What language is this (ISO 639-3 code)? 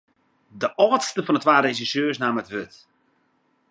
fry